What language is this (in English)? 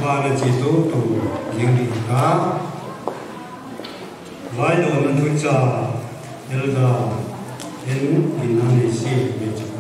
Arabic